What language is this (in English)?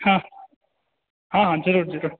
Maithili